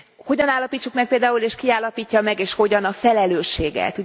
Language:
Hungarian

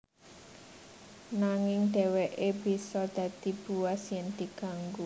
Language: Javanese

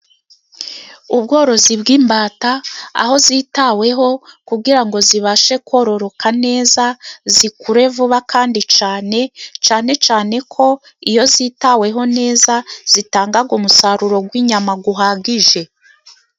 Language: Kinyarwanda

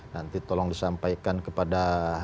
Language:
Indonesian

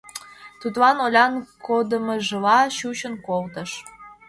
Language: Mari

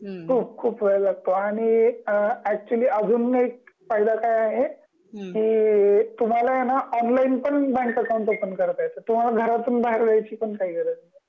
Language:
Marathi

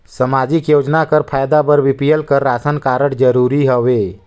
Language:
Chhattisgarhi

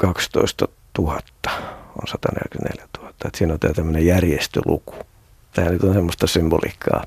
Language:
Finnish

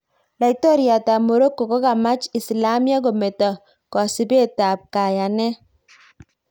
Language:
Kalenjin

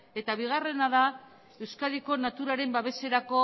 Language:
Basque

